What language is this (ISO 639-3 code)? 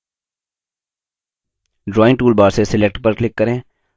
hin